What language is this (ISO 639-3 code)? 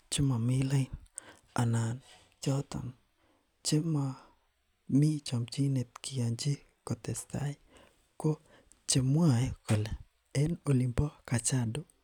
kln